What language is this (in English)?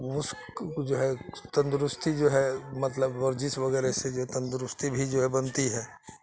Urdu